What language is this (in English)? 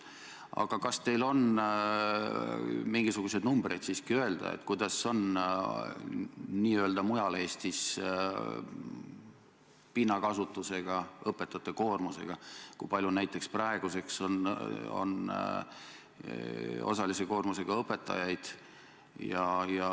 Estonian